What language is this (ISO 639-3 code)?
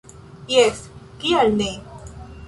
epo